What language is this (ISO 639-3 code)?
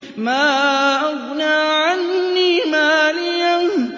ara